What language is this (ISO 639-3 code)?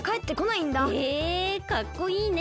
jpn